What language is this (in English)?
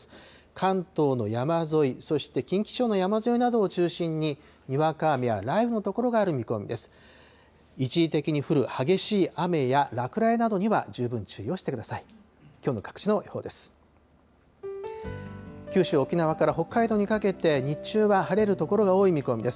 Japanese